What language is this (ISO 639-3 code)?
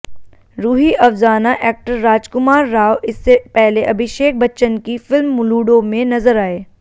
hin